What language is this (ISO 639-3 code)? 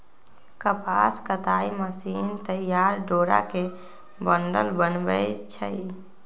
mag